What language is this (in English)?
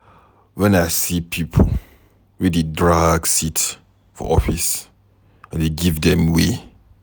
Nigerian Pidgin